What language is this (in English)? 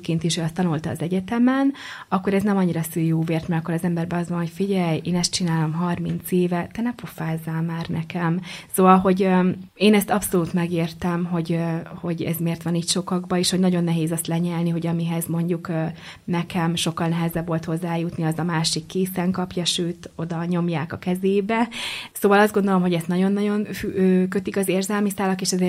Hungarian